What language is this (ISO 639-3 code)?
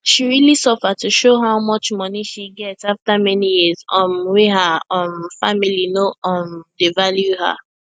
pcm